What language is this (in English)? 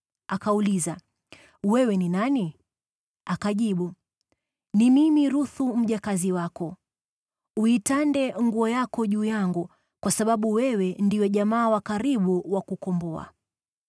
Swahili